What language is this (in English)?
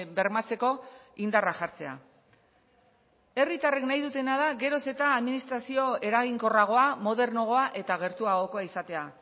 Basque